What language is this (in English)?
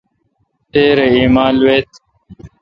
Kalkoti